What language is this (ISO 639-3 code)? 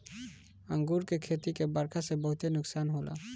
bho